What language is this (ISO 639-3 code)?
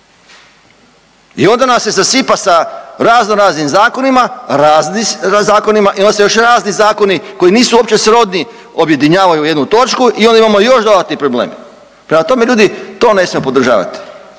hrv